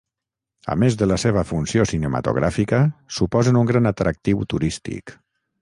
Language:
Catalan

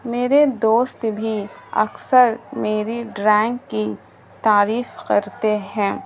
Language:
Urdu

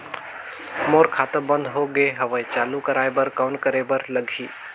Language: Chhattisgarhi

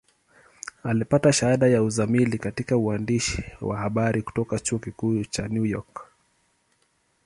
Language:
Swahili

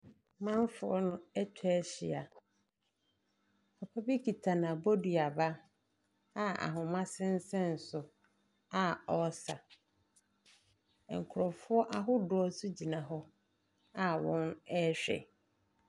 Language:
Akan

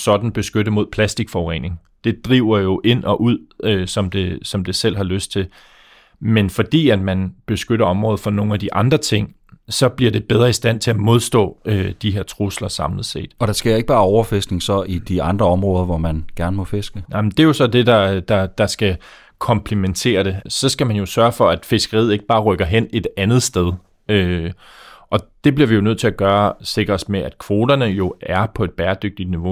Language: Danish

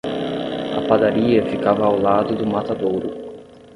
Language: Portuguese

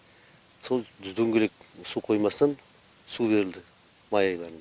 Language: Kazakh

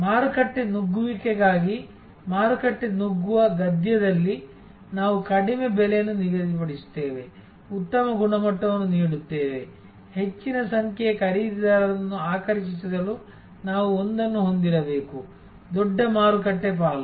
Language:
Kannada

